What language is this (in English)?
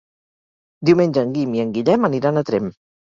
Catalan